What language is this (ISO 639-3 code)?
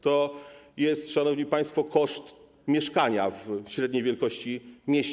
pol